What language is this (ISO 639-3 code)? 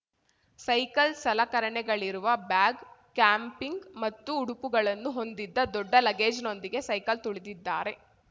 kan